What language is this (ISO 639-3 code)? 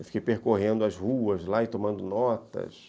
por